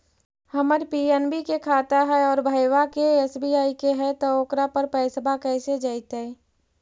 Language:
Magahi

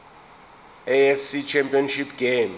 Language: Zulu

